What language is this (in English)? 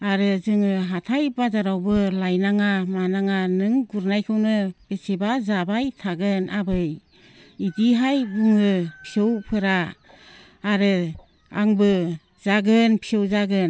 Bodo